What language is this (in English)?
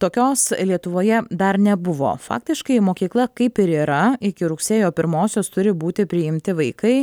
Lithuanian